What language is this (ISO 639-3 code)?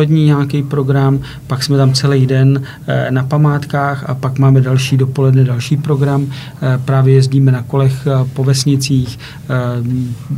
ces